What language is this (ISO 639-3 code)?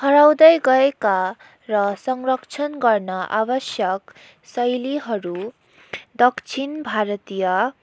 nep